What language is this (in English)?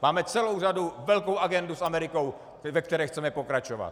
Czech